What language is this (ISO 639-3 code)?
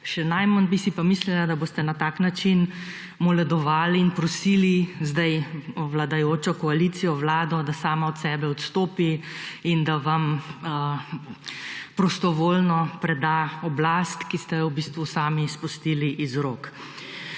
slv